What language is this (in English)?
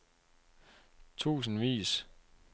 Danish